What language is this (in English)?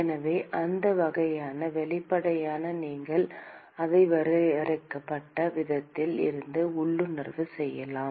Tamil